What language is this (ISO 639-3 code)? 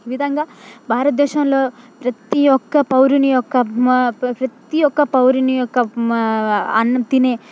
tel